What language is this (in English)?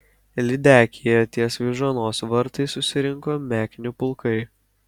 Lithuanian